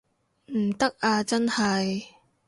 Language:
Cantonese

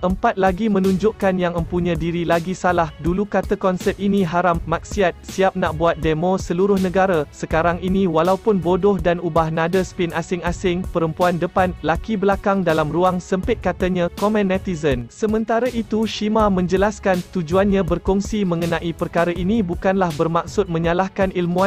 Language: Malay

